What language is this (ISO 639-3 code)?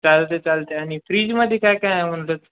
mar